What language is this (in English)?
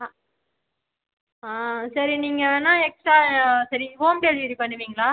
Tamil